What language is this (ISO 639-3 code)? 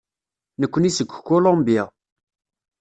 kab